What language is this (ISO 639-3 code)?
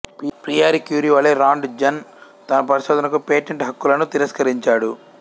tel